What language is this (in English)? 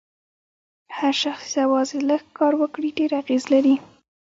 Pashto